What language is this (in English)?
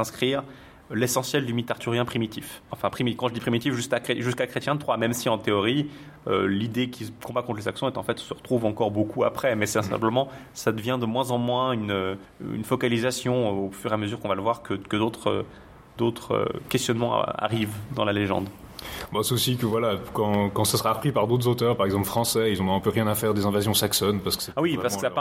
French